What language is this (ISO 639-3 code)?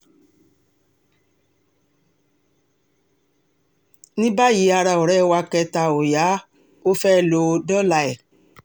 yor